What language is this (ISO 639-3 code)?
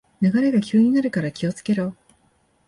jpn